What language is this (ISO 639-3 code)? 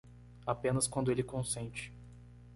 por